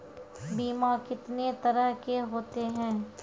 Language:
Maithili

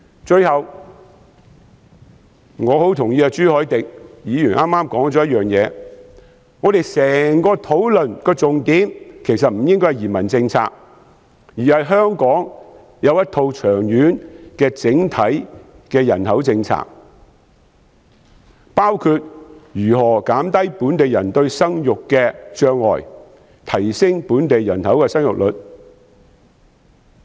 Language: Cantonese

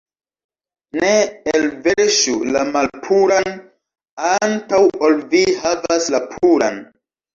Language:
Esperanto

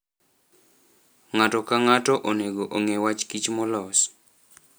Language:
Luo (Kenya and Tanzania)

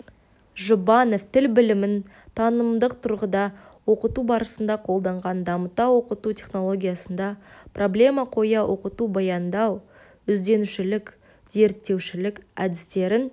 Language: Kazakh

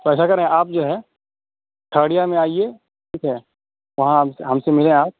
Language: Urdu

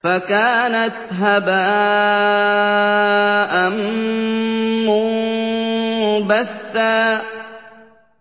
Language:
Arabic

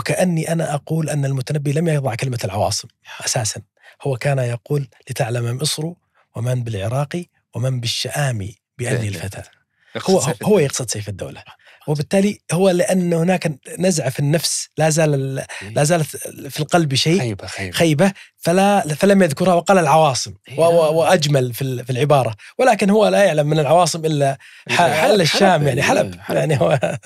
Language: Arabic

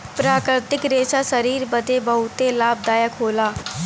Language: Bhojpuri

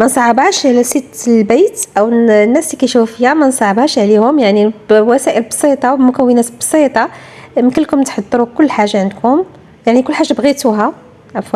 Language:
Arabic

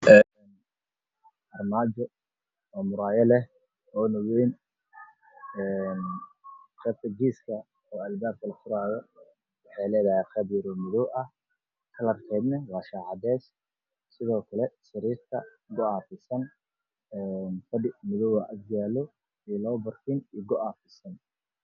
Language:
Somali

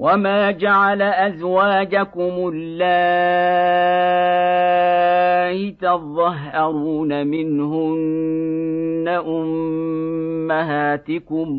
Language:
Arabic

